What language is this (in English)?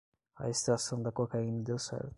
Portuguese